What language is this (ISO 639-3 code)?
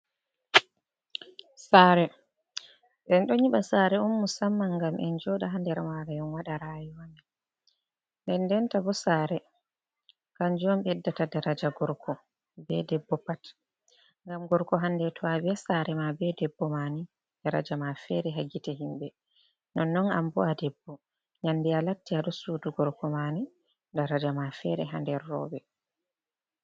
ful